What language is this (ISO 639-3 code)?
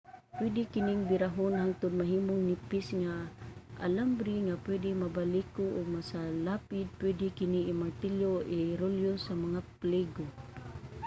ceb